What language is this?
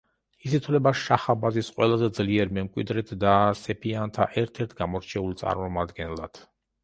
Georgian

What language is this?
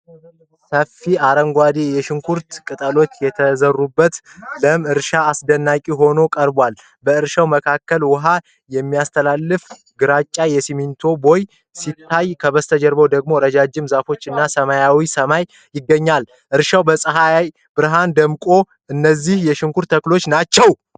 Amharic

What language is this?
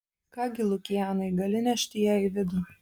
Lithuanian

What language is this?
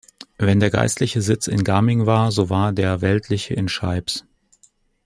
German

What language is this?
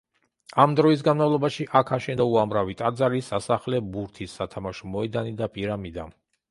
Georgian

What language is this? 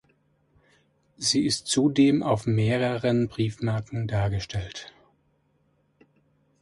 German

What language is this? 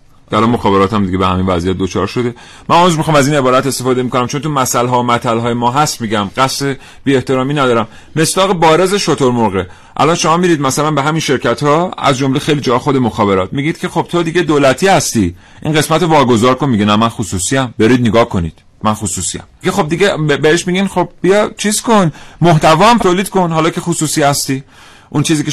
Persian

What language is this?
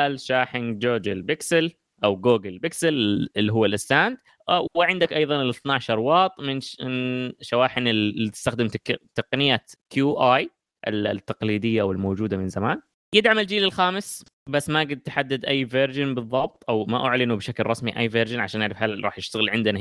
Arabic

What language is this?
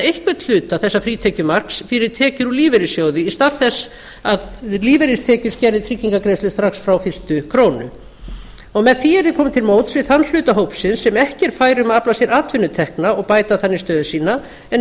Icelandic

